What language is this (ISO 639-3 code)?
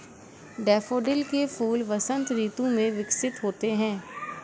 hin